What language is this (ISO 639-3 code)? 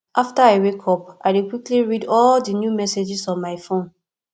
pcm